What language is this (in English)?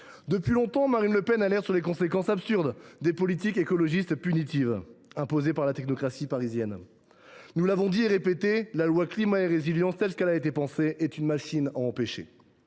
French